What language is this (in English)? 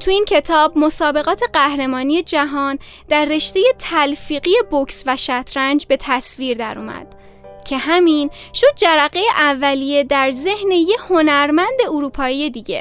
Persian